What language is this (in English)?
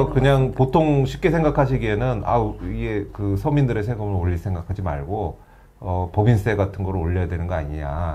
Korean